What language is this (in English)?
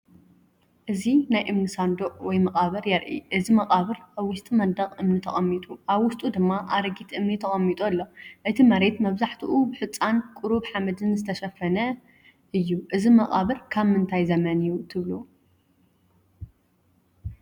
Tigrinya